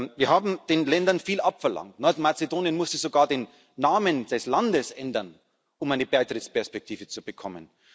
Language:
German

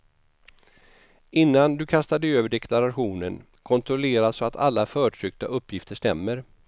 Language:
Swedish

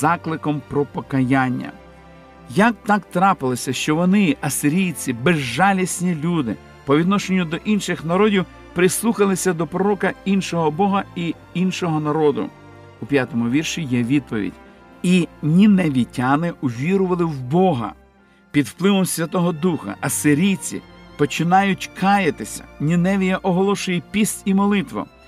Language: Ukrainian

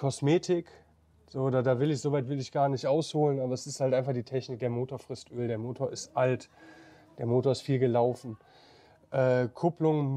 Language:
German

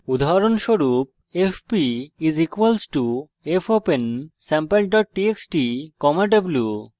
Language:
Bangla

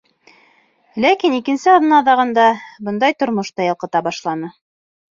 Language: Bashkir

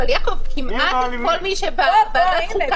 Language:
Hebrew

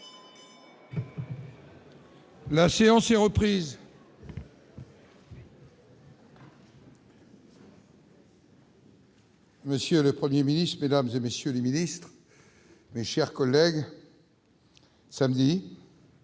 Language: French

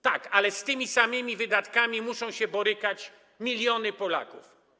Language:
Polish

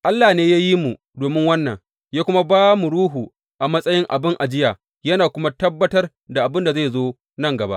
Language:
Hausa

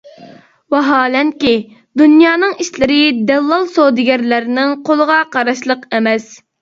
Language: Uyghur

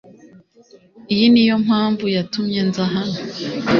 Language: Kinyarwanda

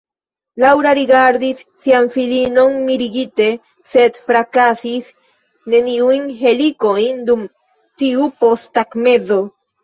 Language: Esperanto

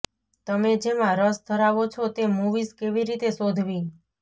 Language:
Gujarati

